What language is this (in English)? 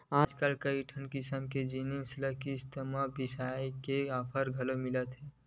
Chhattisgarhi